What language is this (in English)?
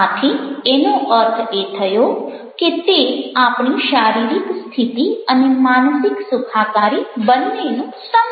Gujarati